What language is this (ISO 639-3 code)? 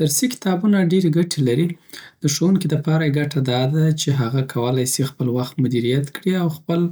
pbt